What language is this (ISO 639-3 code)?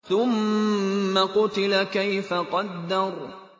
ara